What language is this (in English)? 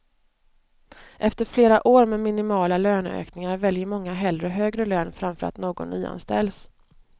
Swedish